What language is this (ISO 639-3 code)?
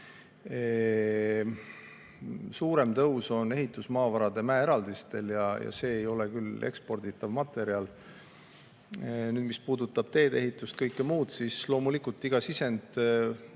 est